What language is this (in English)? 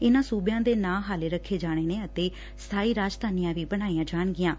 Punjabi